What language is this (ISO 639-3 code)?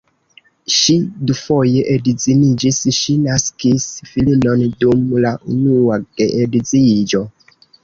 epo